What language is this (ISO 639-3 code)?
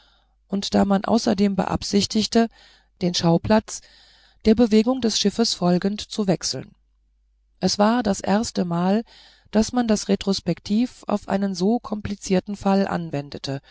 deu